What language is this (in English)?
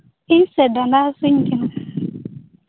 Santali